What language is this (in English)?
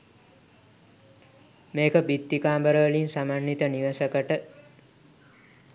Sinhala